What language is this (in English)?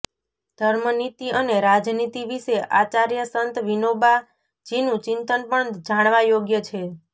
Gujarati